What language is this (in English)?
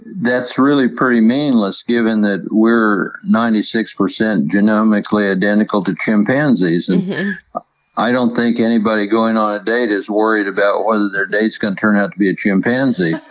English